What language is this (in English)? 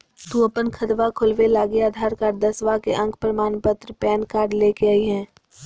Magahi